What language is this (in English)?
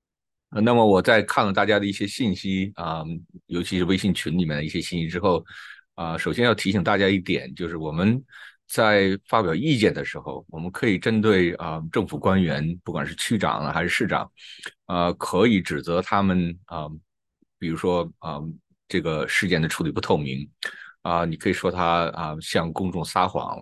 Chinese